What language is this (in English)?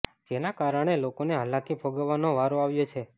Gujarati